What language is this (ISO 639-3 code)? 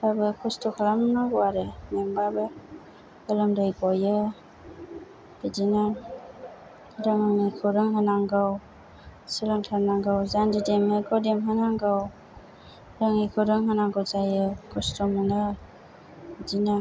brx